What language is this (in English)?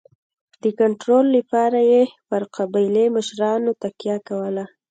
Pashto